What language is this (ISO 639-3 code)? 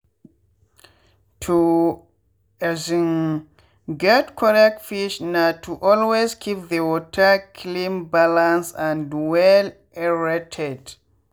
pcm